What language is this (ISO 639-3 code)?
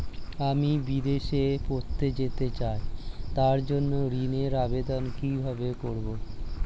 ben